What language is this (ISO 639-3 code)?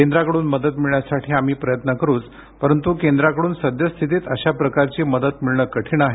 mar